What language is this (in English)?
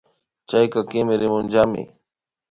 Imbabura Highland Quichua